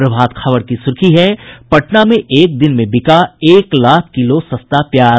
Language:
Hindi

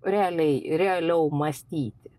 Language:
Lithuanian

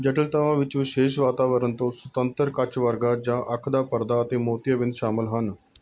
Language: Punjabi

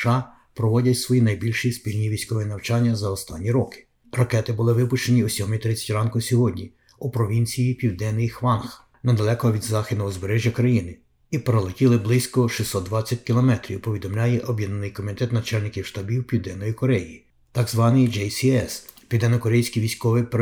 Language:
Ukrainian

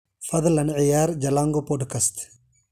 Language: Somali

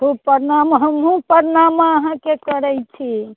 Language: Maithili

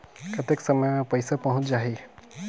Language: Chhattisgarhi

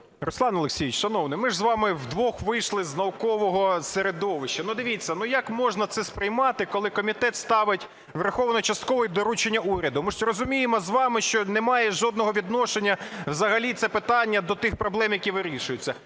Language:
Ukrainian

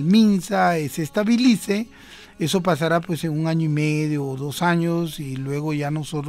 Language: Spanish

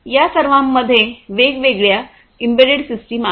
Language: Marathi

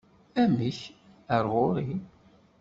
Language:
Kabyle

